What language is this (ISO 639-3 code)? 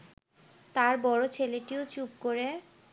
ben